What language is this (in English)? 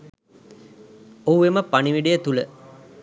Sinhala